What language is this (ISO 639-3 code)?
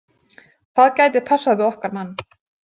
isl